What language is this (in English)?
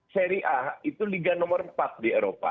Indonesian